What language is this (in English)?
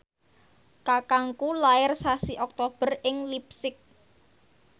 Javanese